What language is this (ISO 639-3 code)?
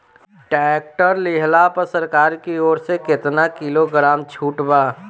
bho